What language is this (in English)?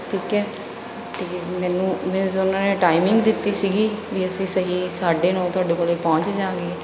Punjabi